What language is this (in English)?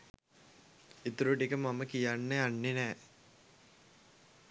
Sinhala